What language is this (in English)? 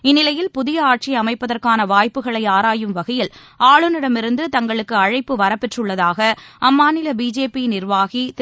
Tamil